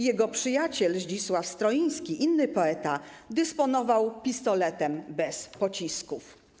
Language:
Polish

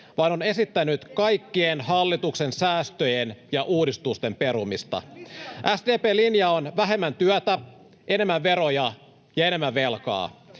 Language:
Finnish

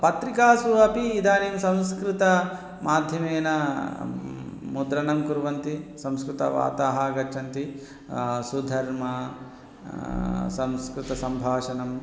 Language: Sanskrit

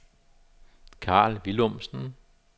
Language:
Danish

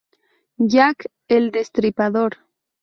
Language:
Spanish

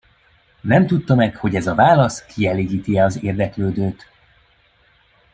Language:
Hungarian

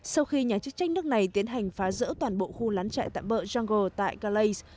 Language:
Vietnamese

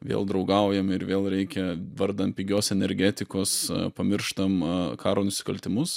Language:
Lithuanian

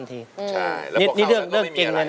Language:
Thai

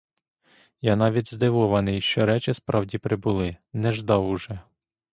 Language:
Ukrainian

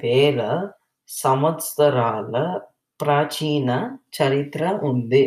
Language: Telugu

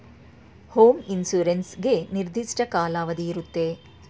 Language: Kannada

